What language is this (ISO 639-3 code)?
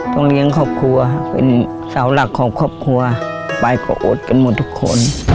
tha